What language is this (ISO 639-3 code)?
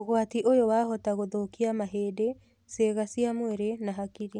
kik